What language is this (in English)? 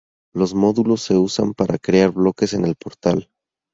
Spanish